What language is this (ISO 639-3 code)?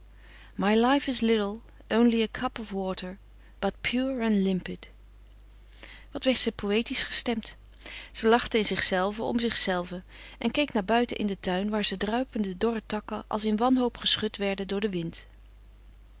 nld